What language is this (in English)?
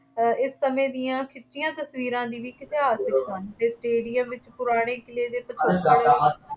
Punjabi